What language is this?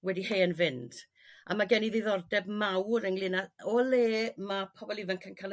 Welsh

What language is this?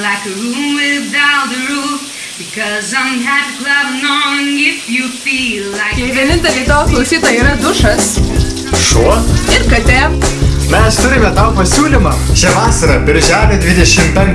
Lithuanian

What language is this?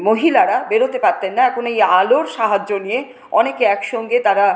Bangla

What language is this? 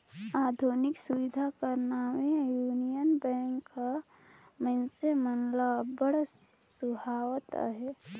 Chhattisgarhi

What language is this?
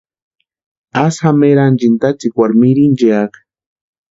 Western Highland Purepecha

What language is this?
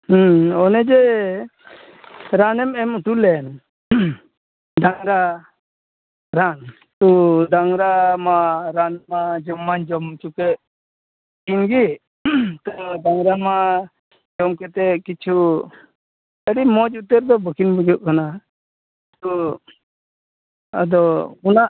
Santali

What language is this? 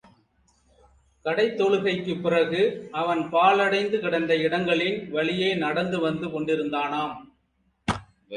Tamil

